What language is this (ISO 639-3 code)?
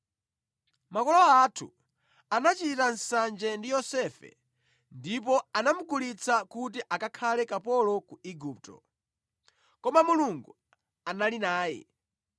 nya